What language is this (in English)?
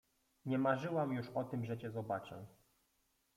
Polish